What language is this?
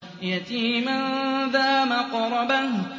Arabic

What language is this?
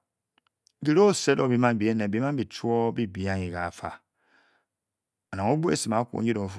Bokyi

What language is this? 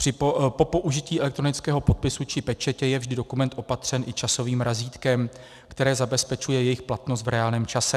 Czech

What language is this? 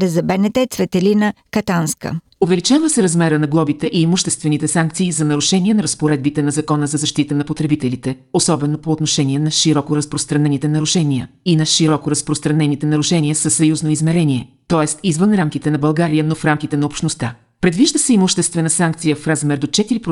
Bulgarian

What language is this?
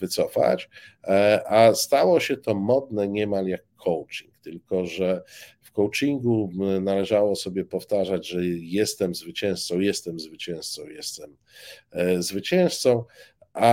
Polish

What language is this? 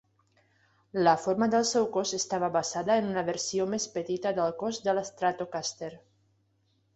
Catalan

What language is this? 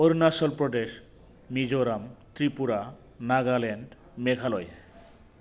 Bodo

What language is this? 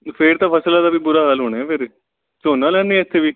Punjabi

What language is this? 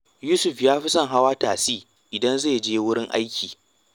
Hausa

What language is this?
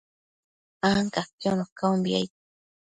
Matsés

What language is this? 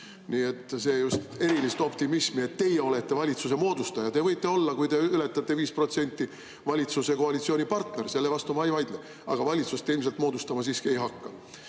Estonian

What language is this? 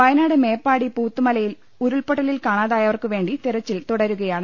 Malayalam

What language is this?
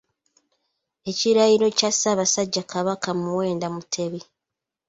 Ganda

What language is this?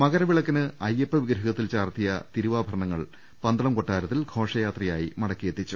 Malayalam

